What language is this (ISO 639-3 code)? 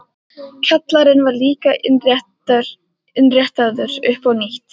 isl